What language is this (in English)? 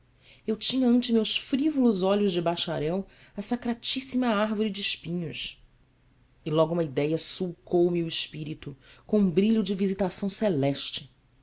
Portuguese